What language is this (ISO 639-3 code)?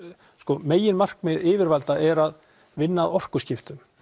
isl